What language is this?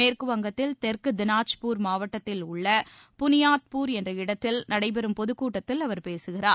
Tamil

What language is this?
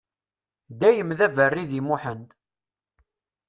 Kabyle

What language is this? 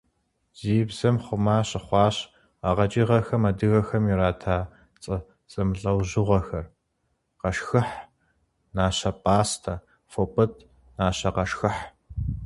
Kabardian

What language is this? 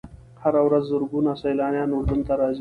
Pashto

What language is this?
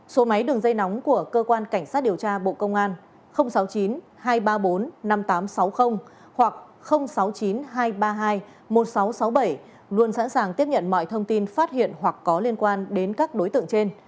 Vietnamese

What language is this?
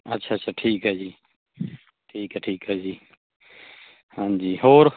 Punjabi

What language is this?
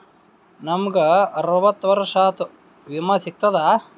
Kannada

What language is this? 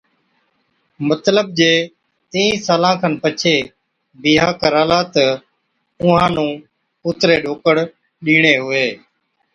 Od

